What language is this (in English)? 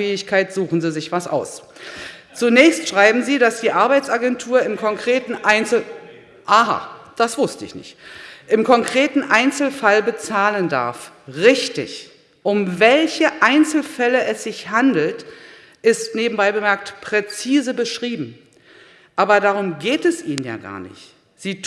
German